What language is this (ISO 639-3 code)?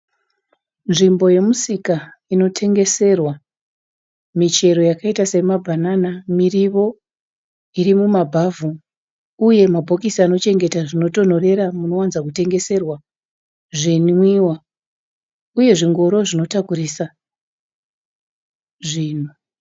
sna